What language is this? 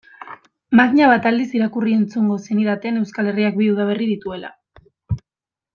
Basque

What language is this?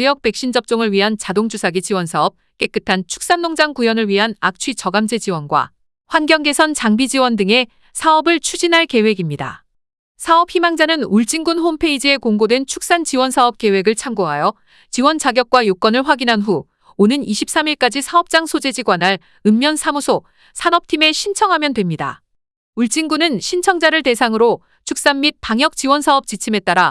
Korean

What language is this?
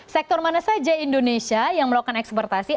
Indonesian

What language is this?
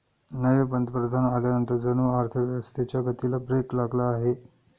Marathi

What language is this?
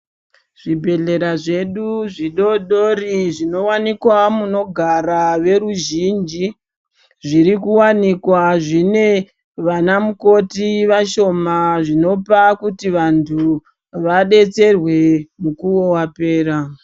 Ndau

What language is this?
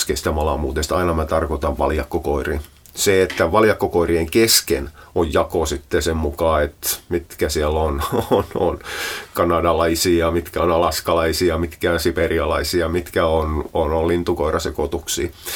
Finnish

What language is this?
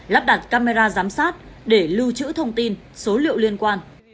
Vietnamese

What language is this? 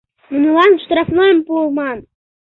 Mari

